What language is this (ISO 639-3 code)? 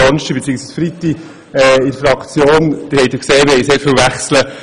gsw